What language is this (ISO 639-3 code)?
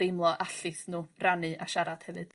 cym